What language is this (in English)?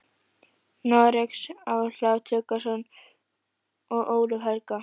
Icelandic